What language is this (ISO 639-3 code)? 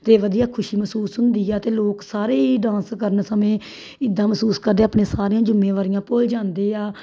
pan